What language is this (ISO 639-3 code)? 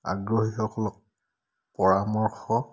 asm